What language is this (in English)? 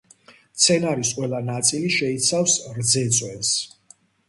Georgian